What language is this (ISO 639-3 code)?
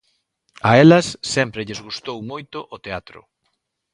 glg